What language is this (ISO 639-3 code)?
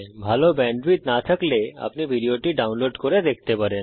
ben